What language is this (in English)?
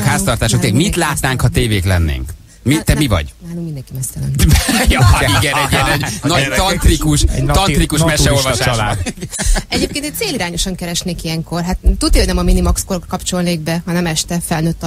Hungarian